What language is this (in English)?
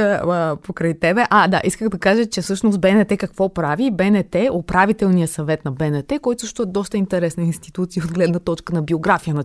Bulgarian